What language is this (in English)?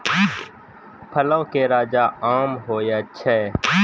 Maithili